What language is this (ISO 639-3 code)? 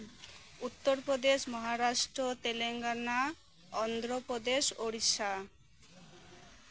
sat